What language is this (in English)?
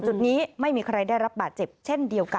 Thai